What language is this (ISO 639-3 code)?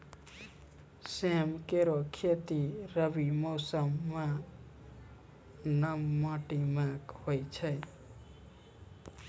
mai